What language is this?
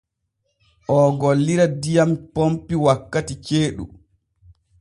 Borgu Fulfulde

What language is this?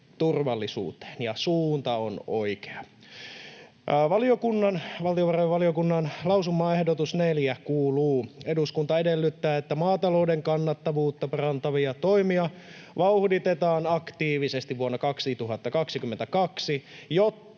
Finnish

